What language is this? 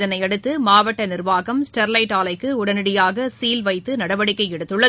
Tamil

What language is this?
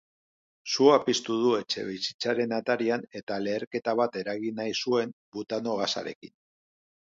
Basque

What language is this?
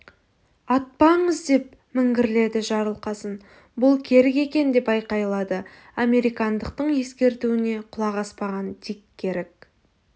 Kazakh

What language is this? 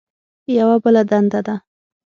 Pashto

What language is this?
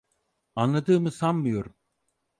Turkish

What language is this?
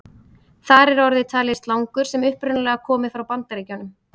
Icelandic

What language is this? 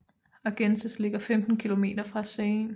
Danish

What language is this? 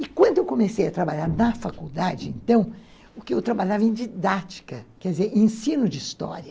Portuguese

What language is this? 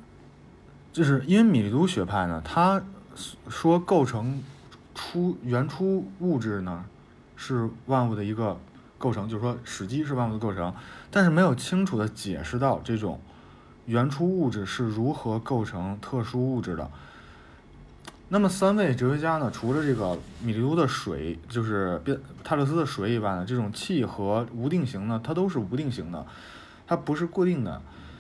Chinese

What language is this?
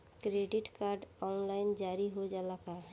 Bhojpuri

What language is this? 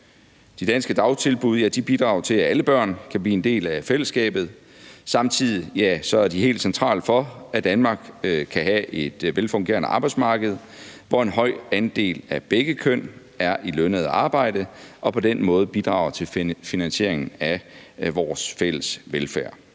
Danish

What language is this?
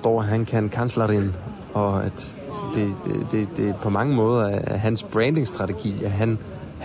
Danish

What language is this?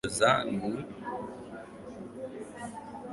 Swahili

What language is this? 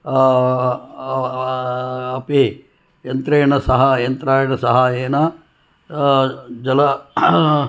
Sanskrit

